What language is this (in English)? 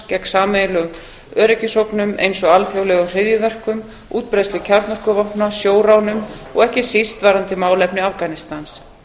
Icelandic